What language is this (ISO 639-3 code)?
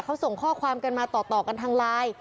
tha